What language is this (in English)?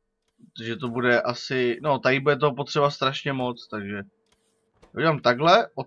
Czech